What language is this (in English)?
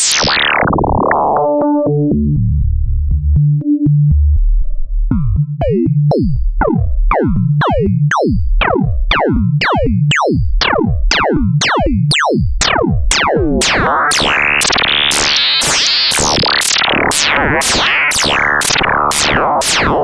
English